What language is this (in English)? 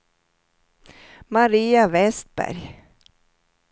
Swedish